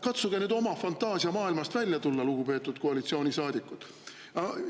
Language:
Estonian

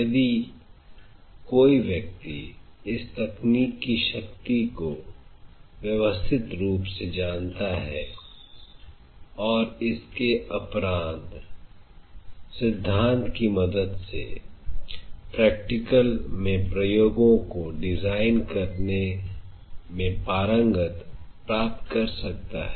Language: Hindi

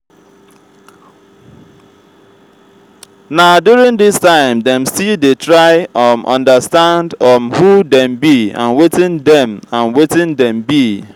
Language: Nigerian Pidgin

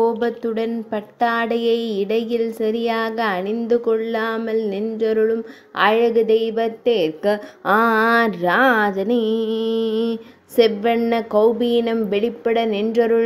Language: Tamil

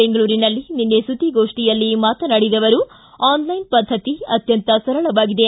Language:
Kannada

